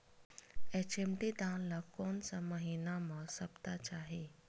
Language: Chhattisgarhi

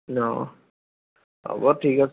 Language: Assamese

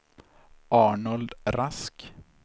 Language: Swedish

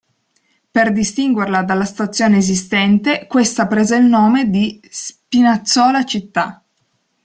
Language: Italian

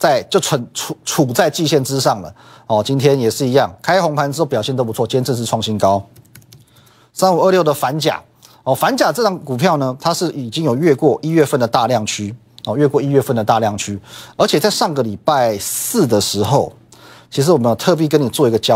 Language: Chinese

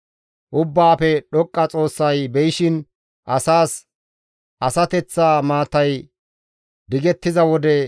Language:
Gamo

